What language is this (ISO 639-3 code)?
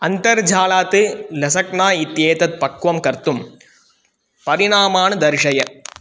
san